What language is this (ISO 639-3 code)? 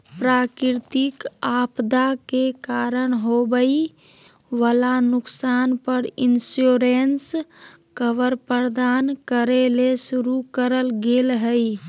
mag